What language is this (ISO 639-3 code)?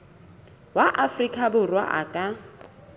sot